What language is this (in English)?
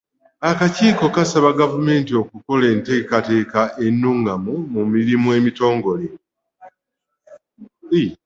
Ganda